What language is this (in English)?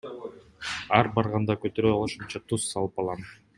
Kyrgyz